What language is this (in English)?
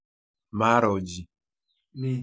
Kalenjin